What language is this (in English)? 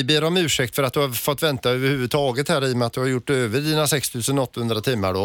Swedish